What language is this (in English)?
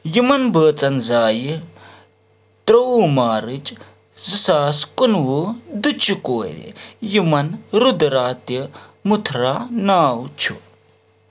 Kashmiri